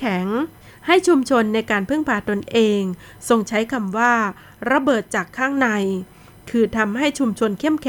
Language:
Thai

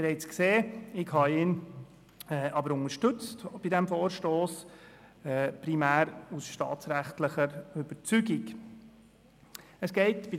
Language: Swiss German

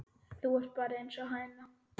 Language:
Icelandic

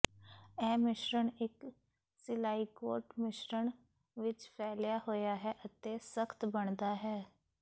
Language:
Punjabi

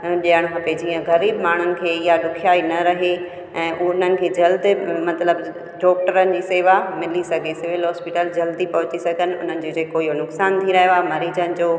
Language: Sindhi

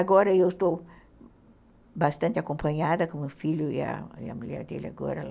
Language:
Portuguese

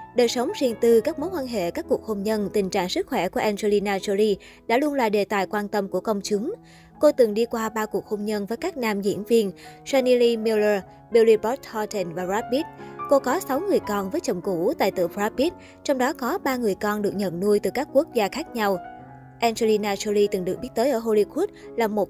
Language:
Vietnamese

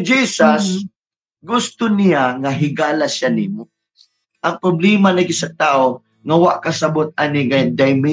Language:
Filipino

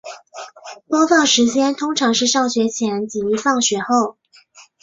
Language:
Chinese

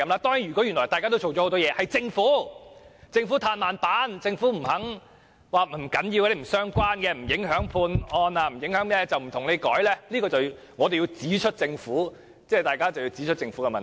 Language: Cantonese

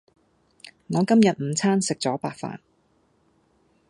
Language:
Cantonese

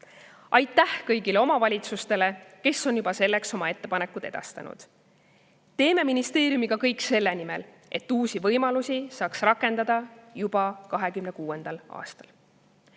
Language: Estonian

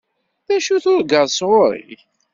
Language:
Kabyle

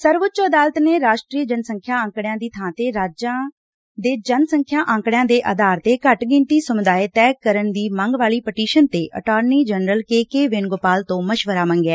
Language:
Punjabi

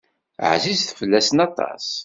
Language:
Kabyle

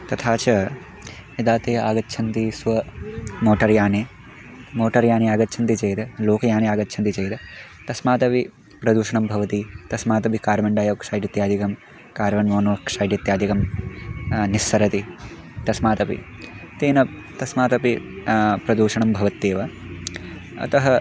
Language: Sanskrit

